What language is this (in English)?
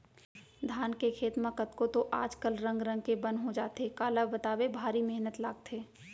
Chhattisgarhi